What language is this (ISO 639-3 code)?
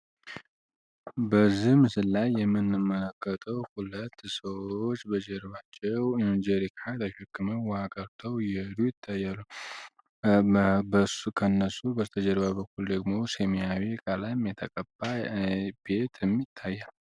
amh